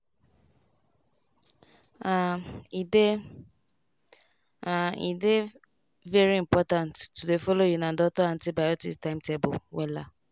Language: Nigerian Pidgin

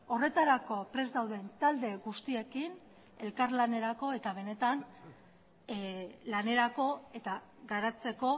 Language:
Basque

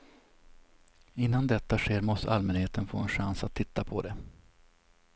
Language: Swedish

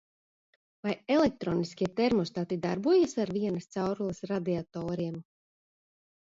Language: Latvian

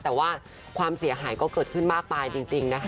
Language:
Thai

